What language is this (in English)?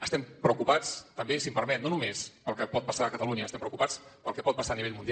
Catalan